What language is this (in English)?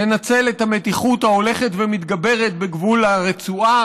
Hebrew